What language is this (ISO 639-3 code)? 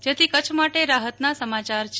guj